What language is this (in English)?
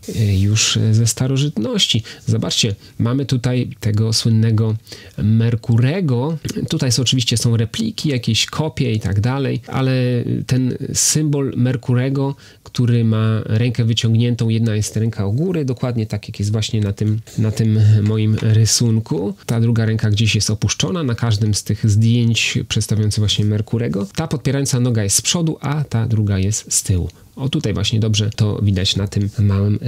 Polish